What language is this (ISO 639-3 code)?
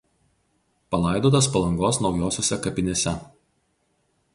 lit